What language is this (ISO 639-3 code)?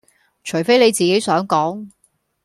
yue